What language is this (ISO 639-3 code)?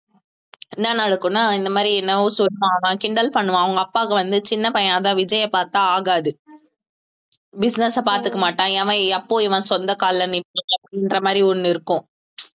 tam